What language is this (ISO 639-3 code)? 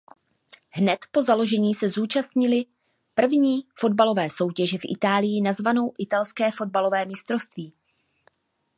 ces